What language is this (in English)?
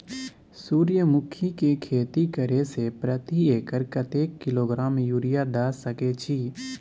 Maithili